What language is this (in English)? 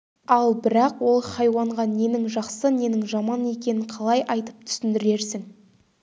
Kazakh